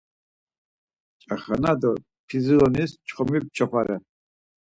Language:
Laz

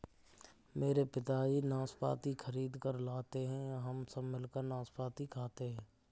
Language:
Hindi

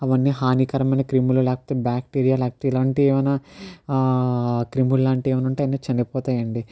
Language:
Telugu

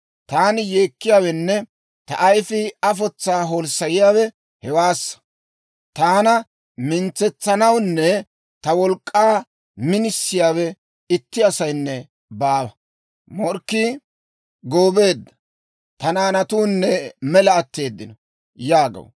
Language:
Dawro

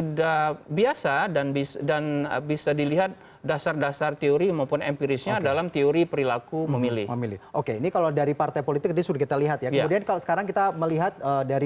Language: Indonesian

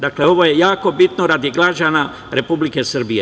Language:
Serbian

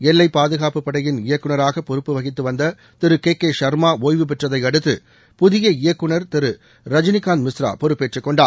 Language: Tamil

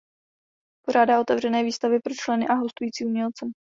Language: Czech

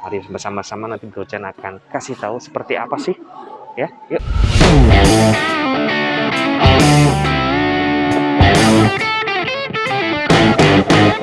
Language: Indonesian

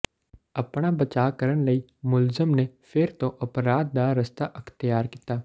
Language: Punjabi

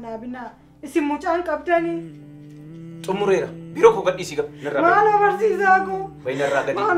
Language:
Arabic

